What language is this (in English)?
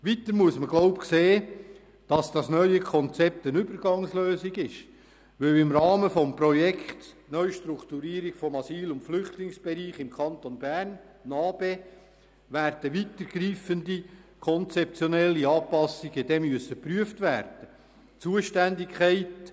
Swiss German